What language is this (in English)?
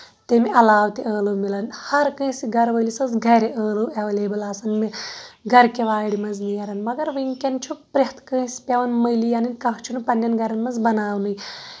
Kashmiri